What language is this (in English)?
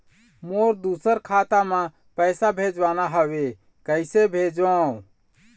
Chhattisgarhi